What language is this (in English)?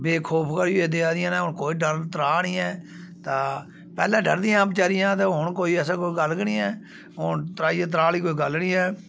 Dogri